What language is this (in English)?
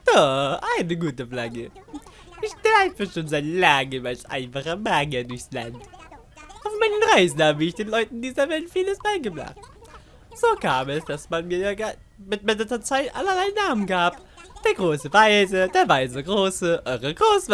German